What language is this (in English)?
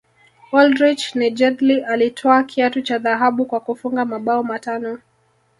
Swahili